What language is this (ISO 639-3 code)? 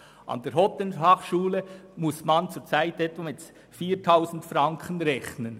gsw